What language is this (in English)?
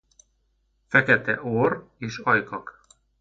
Hungarian